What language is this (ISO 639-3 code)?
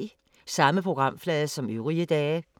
dan